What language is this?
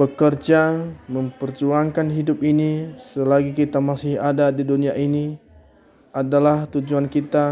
Indonesian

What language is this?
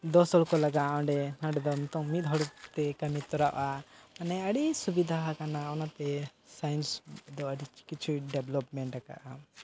Santali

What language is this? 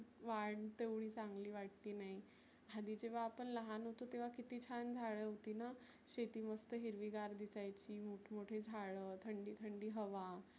Marathi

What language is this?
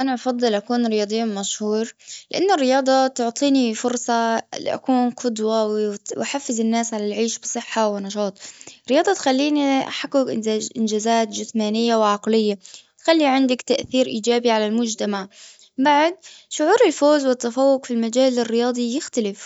Gulf Arabic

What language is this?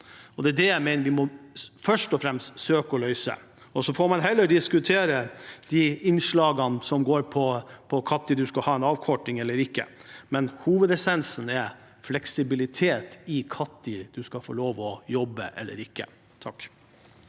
Norwegian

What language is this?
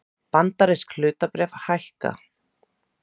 Icelandic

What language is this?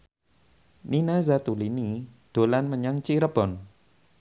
Javanese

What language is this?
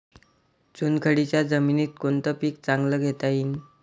Marathi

